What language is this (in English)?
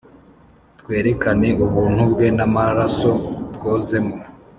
Kinyarwanda